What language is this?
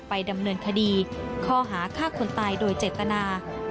Thai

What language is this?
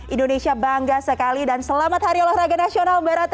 Indonesian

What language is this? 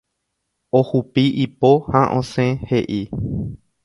Guarani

